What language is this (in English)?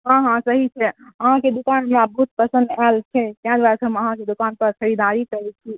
Maithili